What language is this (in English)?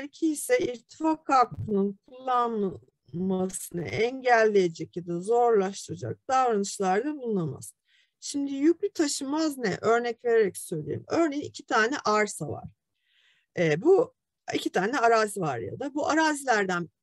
Turkish